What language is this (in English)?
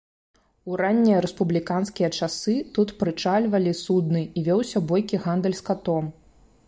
Belarusian